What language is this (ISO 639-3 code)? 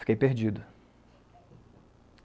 por